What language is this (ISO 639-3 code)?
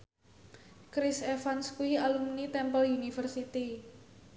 jav